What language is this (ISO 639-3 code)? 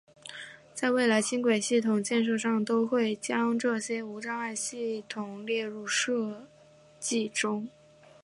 zho